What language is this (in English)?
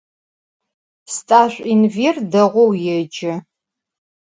Adyghe